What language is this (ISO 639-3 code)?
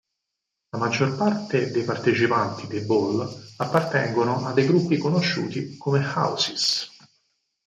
ita